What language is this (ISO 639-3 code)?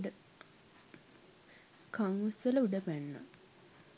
sin